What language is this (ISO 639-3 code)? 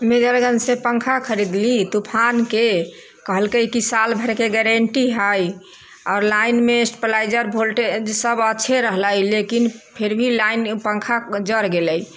mai